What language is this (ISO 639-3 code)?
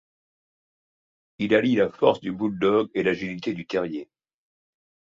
fra